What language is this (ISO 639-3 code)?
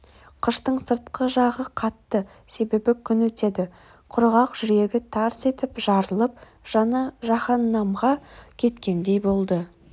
kaz